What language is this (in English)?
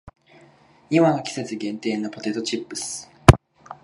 Japanese